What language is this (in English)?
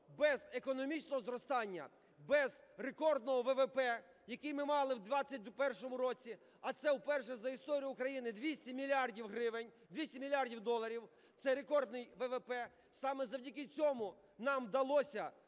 Ukrainian